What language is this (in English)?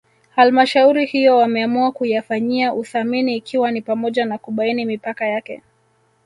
Swahili